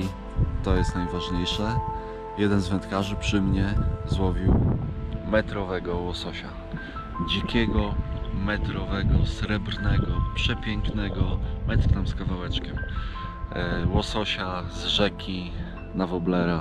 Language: Polish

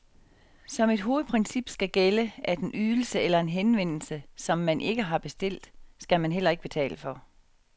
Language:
Danish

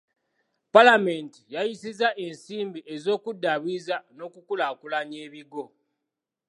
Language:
Ganda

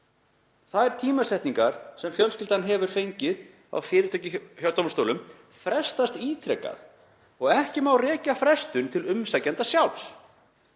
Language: Icelandic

